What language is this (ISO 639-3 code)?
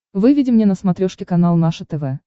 rus